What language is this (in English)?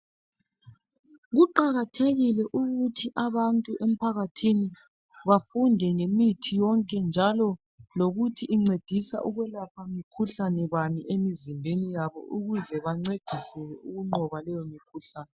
North Ndebele